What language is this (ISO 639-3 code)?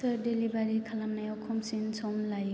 brx